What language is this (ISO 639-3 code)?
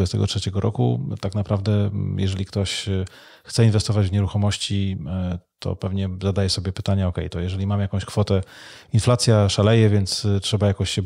pol